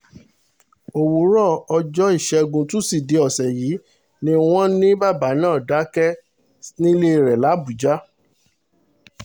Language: Yoruba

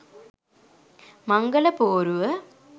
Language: Sinhala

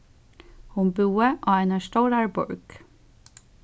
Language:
Faroese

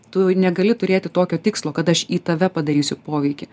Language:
Lithuanian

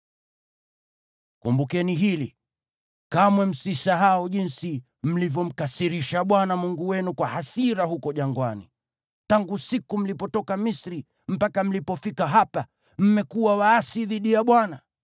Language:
Swahili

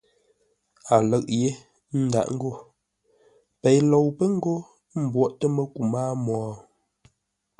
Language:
Ngombale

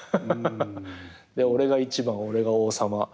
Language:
Japanese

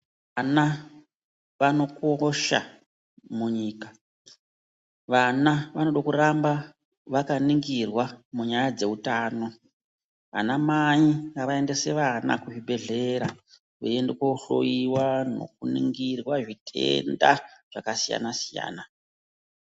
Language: Ndau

